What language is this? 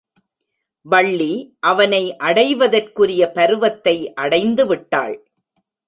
Tamil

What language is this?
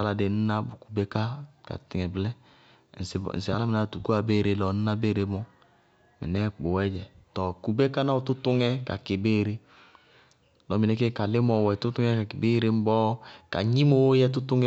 Bago-Kusuntu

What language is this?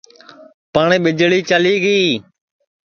Sansi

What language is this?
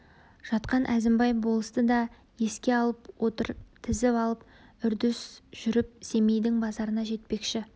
Kazakh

